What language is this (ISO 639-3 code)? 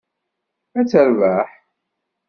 kab